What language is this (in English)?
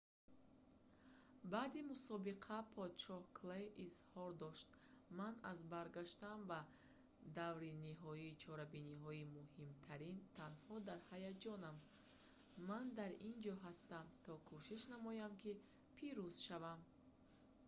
Tajik